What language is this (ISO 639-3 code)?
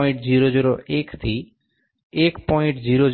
guj